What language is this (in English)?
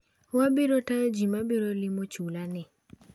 Luo (Kenya and Tanzania)